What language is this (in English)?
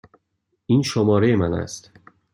Persian